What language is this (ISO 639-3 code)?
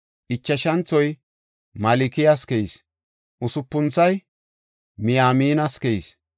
gof